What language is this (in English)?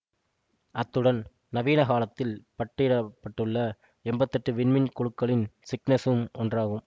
Tamil